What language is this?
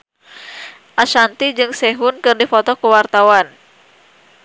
Sundanese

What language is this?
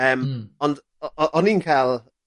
Welsh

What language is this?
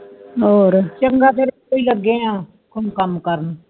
Punjabi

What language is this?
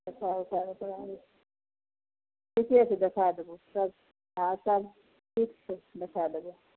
Maithili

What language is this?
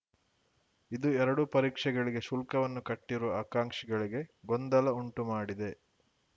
Kannada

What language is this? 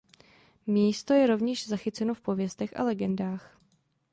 Czech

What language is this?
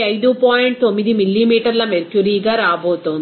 Telugu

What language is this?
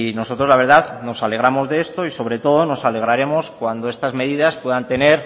Spanish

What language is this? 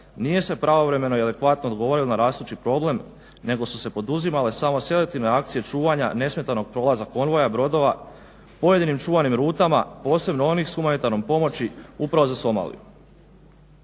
Croatian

